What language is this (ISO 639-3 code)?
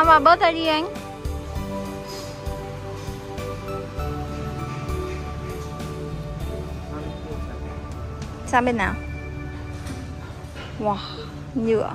vie